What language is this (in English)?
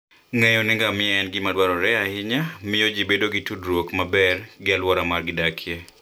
Luo (Kenya and Tanzania)